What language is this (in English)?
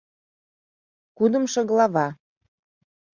Mari